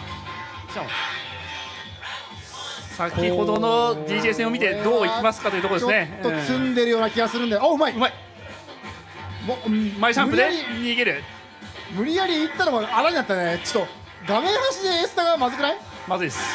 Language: Japanese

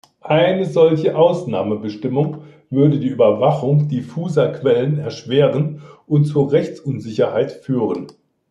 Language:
German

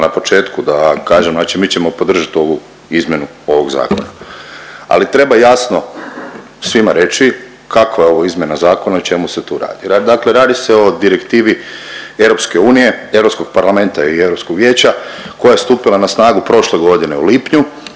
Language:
Croatian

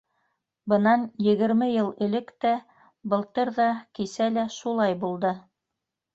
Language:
Bashkir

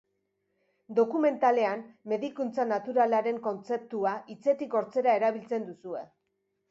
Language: Basque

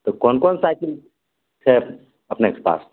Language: Maithili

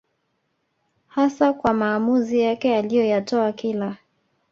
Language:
Swahili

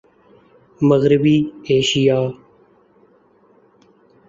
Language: Urdu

